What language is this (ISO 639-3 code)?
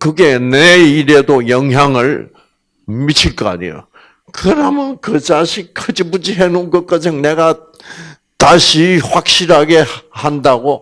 kor